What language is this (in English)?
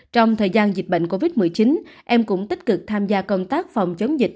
Vietnamese